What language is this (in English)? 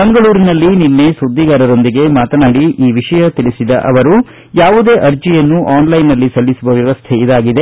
Kannada